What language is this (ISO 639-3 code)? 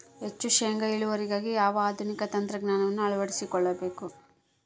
kan